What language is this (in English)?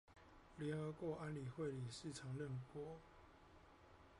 Chinese